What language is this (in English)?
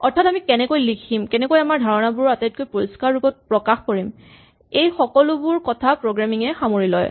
Assamese